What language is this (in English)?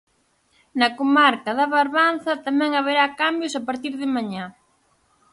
Galician